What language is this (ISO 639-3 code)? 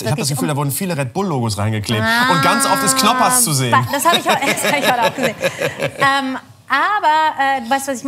deu